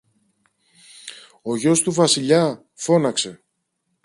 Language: Greek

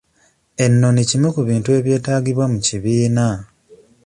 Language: Ganda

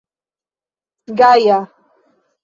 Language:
Esperanto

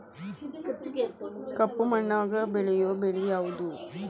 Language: Kannada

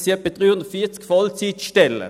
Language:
Swiss German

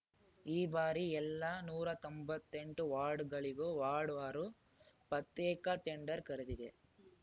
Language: Kannada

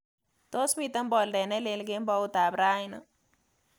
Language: Kalenjin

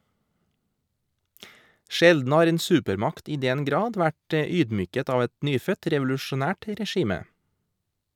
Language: Norwegian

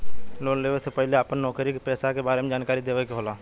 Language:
Bhojpuri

